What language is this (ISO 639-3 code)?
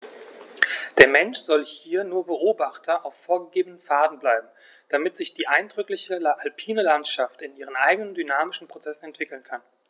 deu